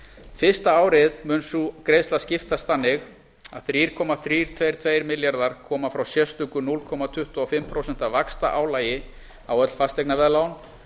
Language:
Icelandic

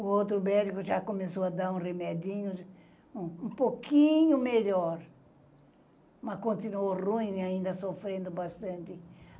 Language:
Portuguese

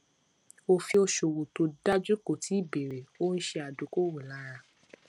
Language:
Yoruba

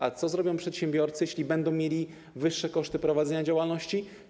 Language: Polish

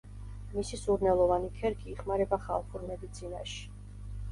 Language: Georgian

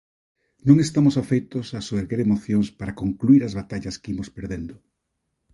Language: Galician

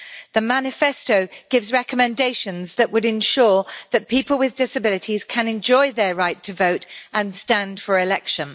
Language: English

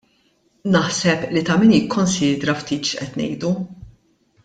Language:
Maltese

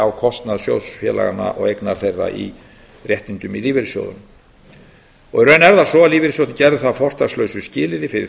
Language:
Icelandic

